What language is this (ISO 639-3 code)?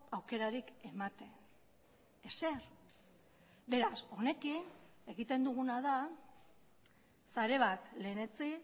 eus